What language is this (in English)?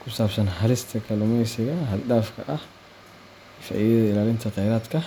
Somali